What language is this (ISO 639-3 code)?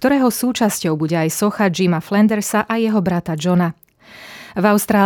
slk